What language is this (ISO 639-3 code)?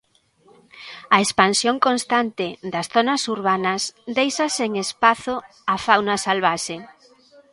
glg